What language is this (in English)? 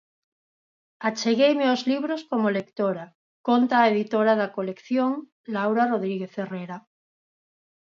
Galician